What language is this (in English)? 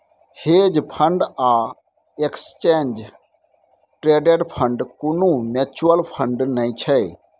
Maithili